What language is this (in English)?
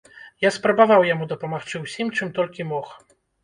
Belarusian